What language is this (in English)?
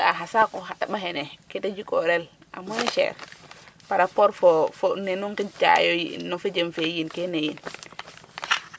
Serer